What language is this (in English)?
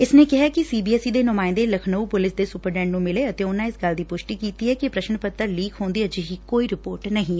Punjabi